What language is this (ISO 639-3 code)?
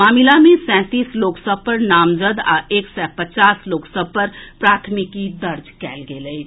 mai